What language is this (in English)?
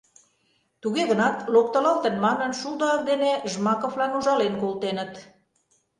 Mari